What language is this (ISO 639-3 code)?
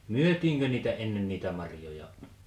fin